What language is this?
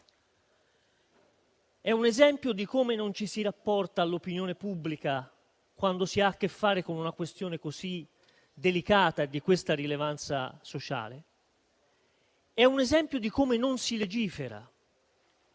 Italian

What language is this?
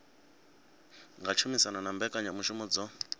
Venda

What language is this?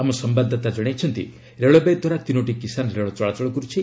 Odia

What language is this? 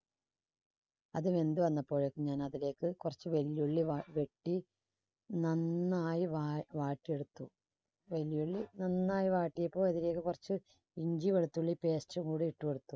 Malayalam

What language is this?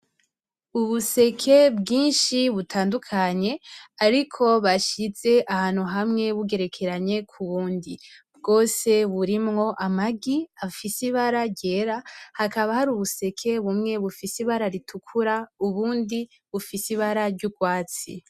Rundi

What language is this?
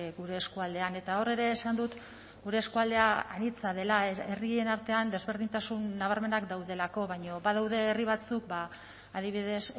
Basque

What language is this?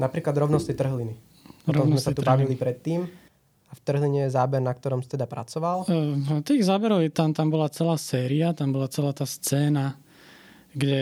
Slovak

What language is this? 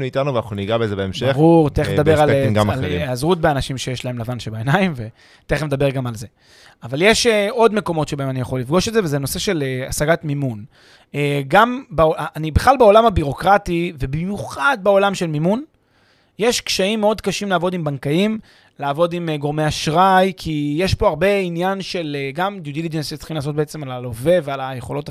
Hebrew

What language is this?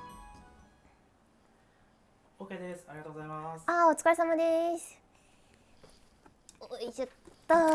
Japanese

